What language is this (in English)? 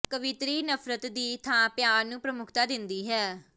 Punjabi